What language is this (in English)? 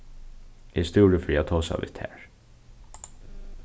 Faroese